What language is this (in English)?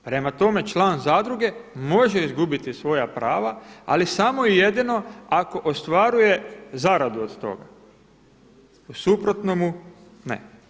Croatian